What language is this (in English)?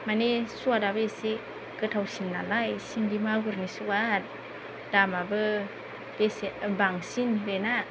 Bodo